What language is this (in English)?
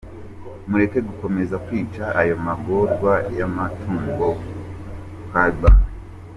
Kinyarwanda